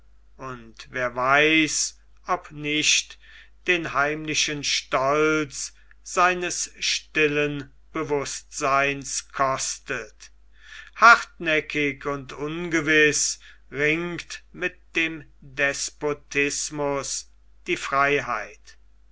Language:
German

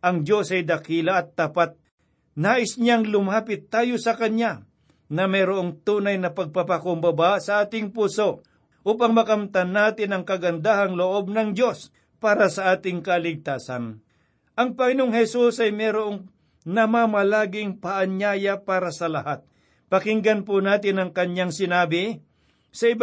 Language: Filipino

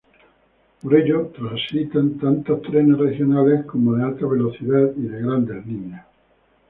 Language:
Spanish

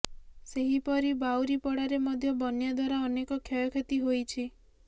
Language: Odia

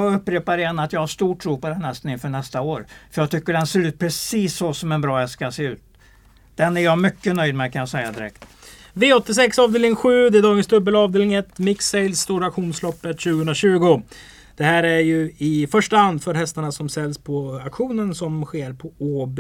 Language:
Swedish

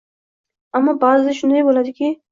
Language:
Uzbek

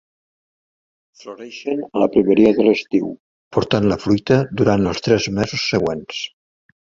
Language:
Catalan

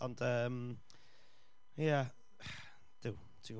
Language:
Welsh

